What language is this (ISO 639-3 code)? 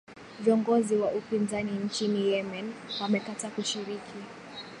swa